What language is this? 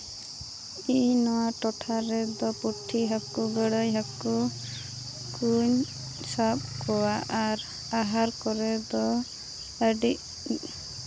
Santali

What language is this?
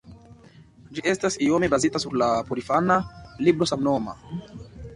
Esperanto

